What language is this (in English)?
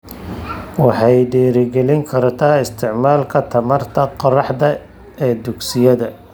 Somali